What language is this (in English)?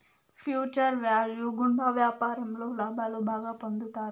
Telugu